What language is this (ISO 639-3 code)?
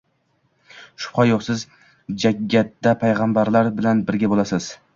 uzb